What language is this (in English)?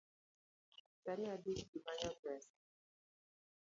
Luo (Kenya and Tanzania)